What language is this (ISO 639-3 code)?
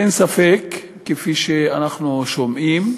heb